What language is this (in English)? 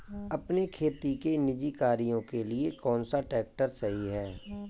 Hindi